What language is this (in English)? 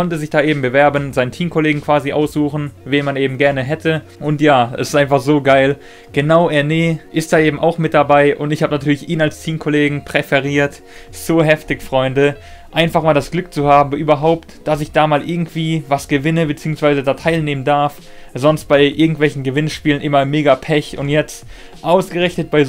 German